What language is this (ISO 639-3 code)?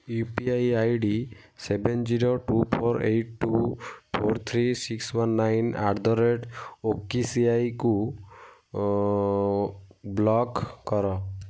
ori